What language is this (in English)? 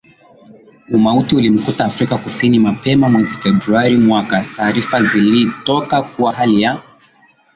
Swahili